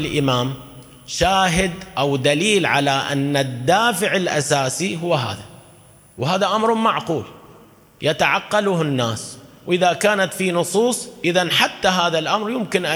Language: Arabic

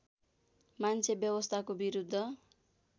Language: Nepali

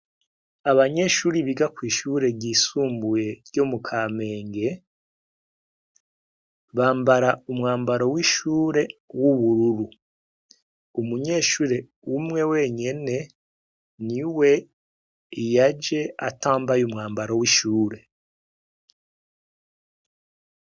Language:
Rundi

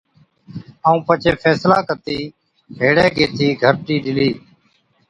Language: Od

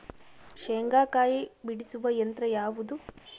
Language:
Kannada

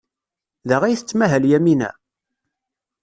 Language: Kabyle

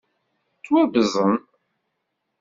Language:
Kabyle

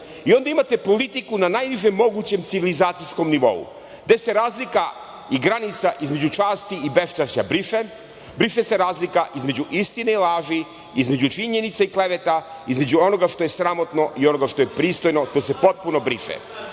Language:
Serbian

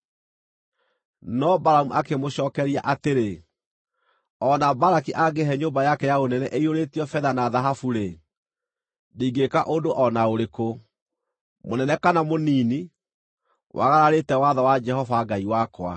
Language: Kikuyu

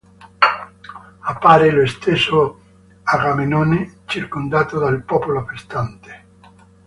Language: Italian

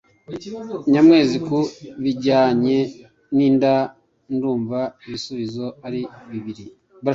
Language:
Kinyarwanda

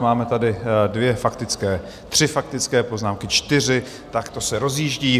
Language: Czech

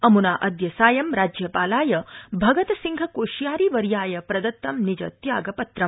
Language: Sanskrit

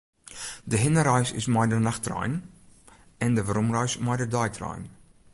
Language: Western Frisian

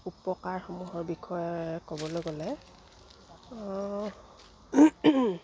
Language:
Assamese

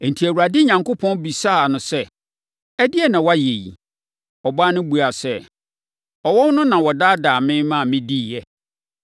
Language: Akan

